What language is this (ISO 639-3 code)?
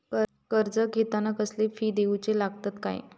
mar